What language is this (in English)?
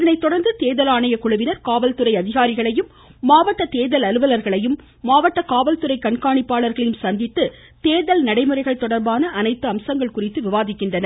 Tamil